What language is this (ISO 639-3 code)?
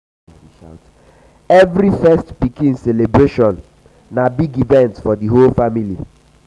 pcm